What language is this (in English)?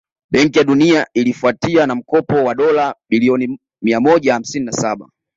Swahili